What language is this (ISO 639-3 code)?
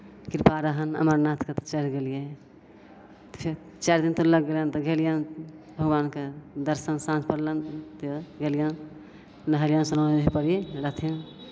mai